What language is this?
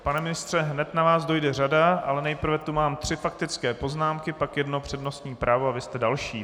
Czech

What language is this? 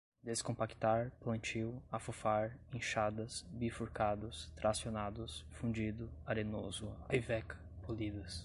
Portuguese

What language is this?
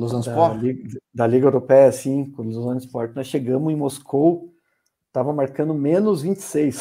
Portuguese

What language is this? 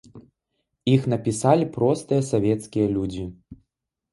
Belarusian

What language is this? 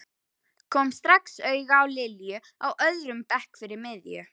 Icelandic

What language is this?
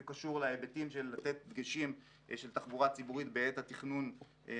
Hebrew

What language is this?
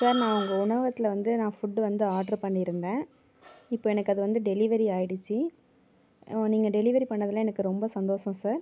Tamil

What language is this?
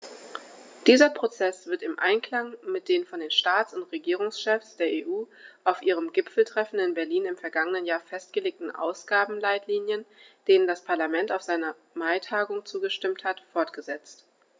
German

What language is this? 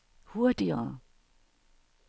Danish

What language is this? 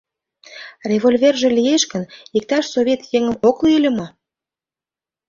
Mari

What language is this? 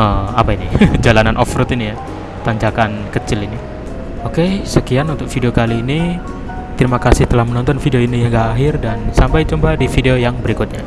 Indonesian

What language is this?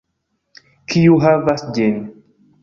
Esperanto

